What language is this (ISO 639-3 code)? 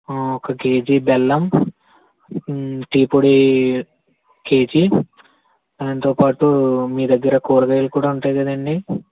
tel